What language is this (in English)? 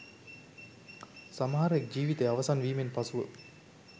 Sinhala